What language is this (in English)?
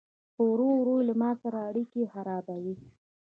Pashto